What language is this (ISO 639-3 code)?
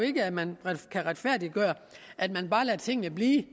dan